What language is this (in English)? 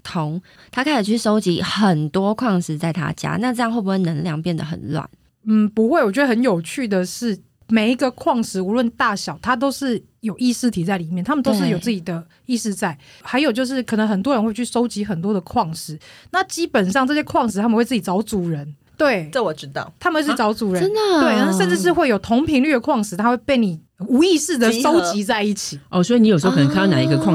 Chinese